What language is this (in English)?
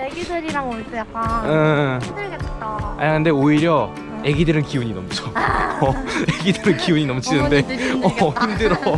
Korean